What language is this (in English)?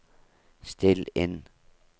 Norwegian